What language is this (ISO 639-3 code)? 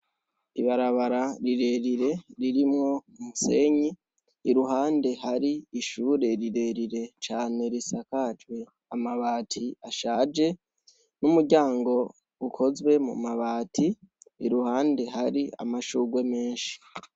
run